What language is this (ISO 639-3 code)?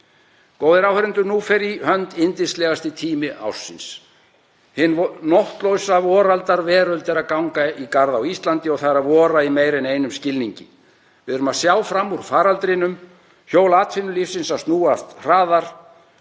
isl